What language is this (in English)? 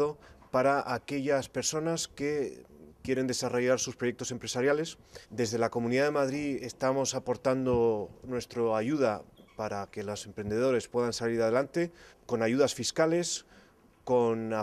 Spanish